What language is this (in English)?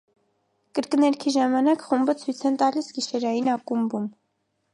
Armenian